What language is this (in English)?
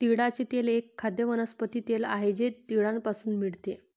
Marathi